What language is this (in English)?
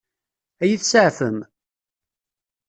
Kabyle